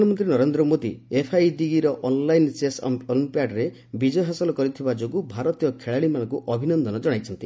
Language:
Odia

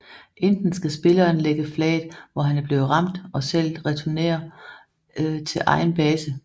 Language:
Danish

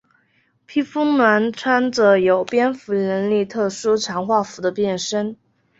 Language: Chinese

